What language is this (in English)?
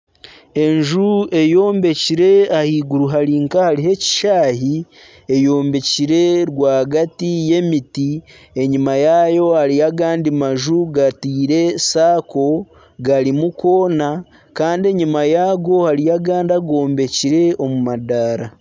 Nyankole